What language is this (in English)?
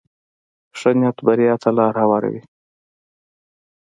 Pashto